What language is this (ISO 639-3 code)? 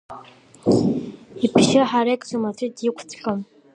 abk